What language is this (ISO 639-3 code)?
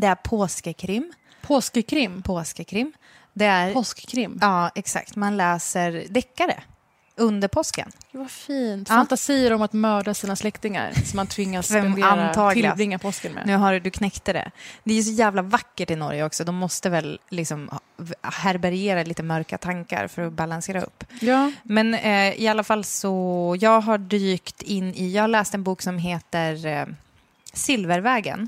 swe